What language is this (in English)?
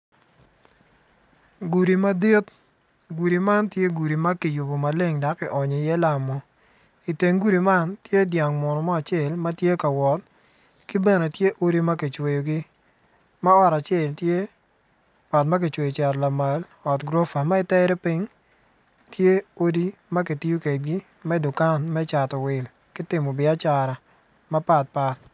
Acoli